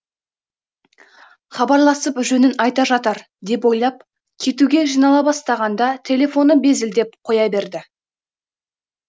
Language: Kazakh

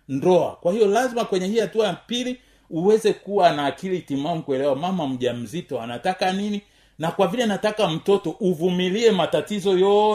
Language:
Swahili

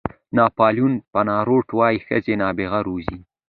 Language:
Pashto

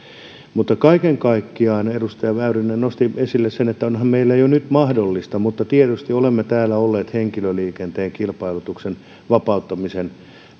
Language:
Finnish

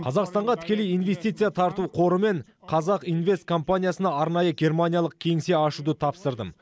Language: Kazakh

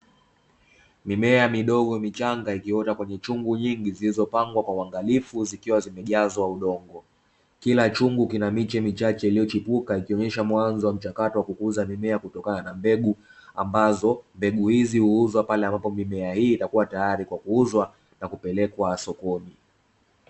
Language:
Swahili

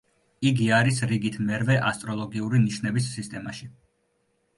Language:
Georgian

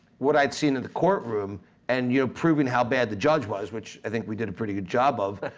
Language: English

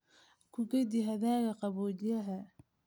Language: Somali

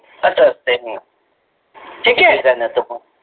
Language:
Marathi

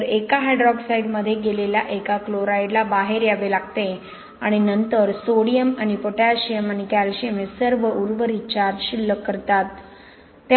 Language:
Marathi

